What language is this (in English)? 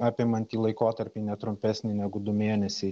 Lithuanian